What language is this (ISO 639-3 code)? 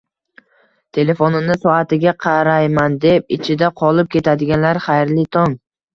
uzb